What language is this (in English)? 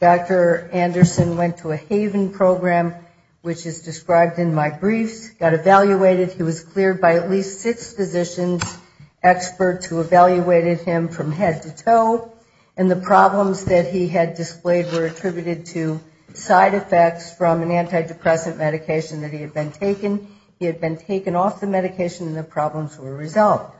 English